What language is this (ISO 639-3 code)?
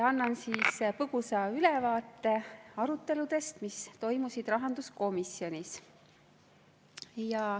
est